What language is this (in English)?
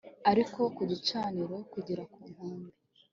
Kinyarwanda